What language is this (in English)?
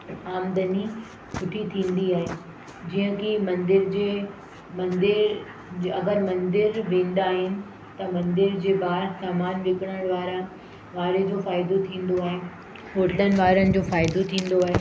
Sindhi